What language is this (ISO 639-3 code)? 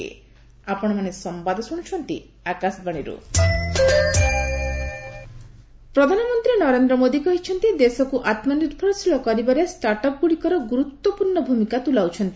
ori